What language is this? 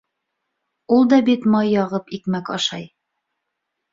Bashkir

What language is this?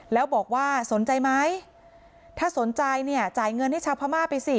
Thai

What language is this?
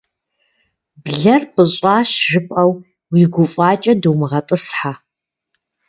Kabardian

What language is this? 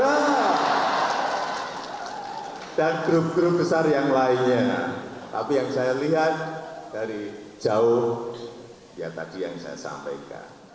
Indonesian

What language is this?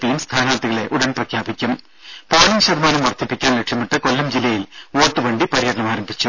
Malayalam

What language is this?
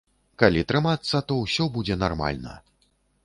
Belarusian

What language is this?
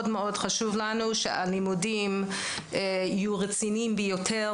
Hebrew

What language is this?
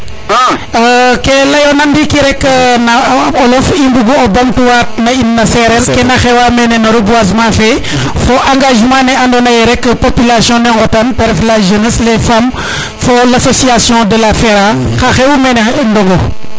Serer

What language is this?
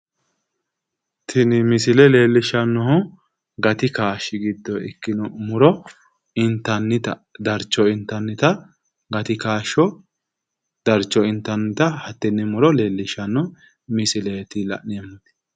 Sidamo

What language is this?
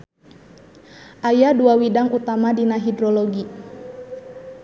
Sundanese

